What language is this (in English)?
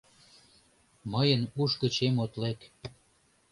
Mari